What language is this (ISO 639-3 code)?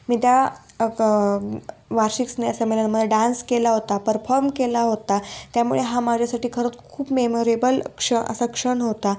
mar